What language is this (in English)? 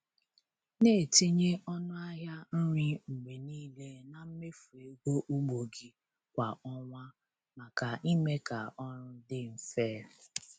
Igbo